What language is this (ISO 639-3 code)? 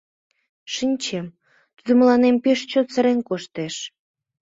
chm